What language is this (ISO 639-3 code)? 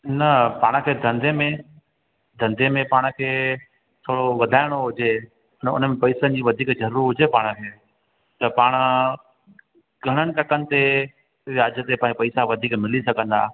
snd